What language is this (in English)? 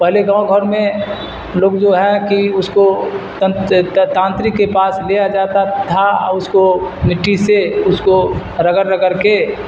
Urdu